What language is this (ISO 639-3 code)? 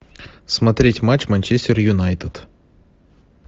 rus